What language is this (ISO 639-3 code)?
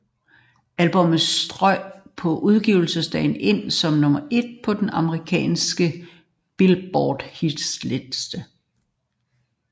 dan